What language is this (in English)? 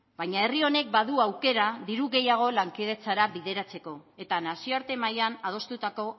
Basque